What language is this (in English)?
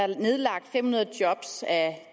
Danish